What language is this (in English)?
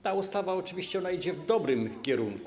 Polish